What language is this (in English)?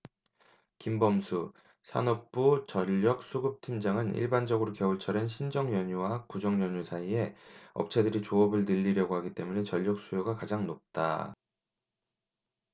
Korean